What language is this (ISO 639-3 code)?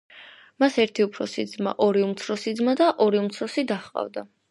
kat